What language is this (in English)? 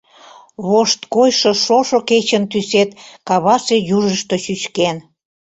Mari